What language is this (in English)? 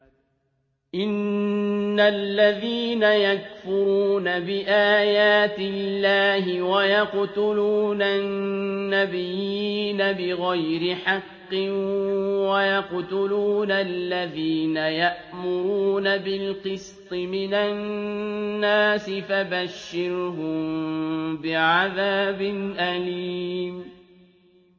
Arabic